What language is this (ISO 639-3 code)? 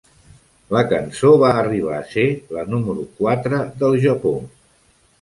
cat